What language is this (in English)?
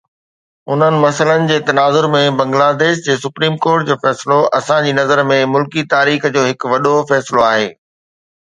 Sindhi